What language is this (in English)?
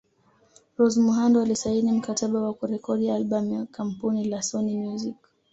Swahili